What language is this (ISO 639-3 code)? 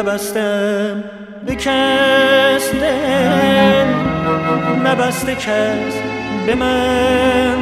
fas